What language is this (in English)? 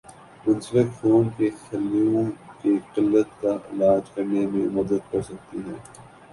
Urdu